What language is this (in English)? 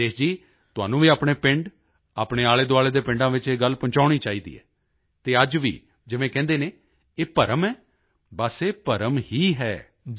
Punjabi